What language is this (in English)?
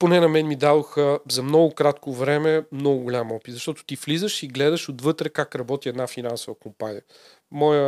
Bulgarian